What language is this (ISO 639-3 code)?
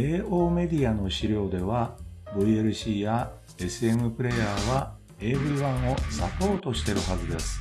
jpn